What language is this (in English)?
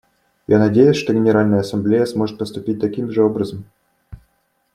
Russian